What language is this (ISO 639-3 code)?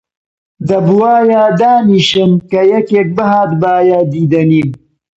ckb